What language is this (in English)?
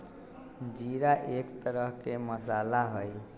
Magahi